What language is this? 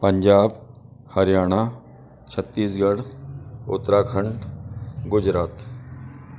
Sindhi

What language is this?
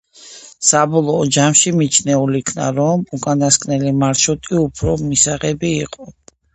Georgian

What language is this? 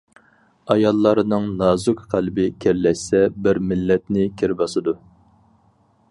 Uyghur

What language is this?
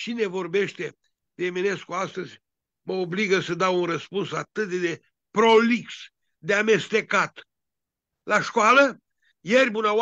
Romanian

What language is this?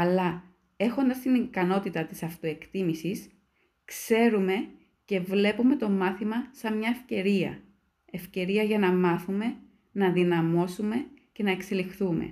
Greek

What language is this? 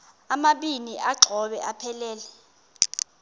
Xhosa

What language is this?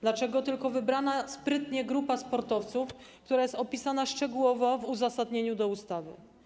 Polish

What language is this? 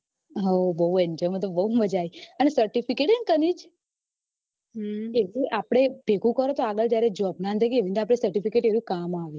Gujarati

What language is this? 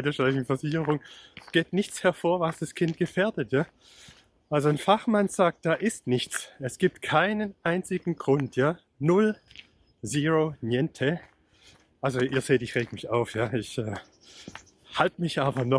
German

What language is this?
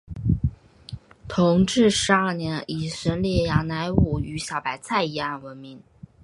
Chinese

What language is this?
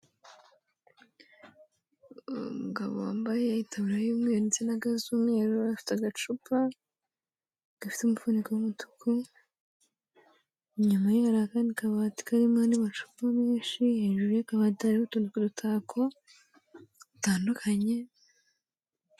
Kinyarwanda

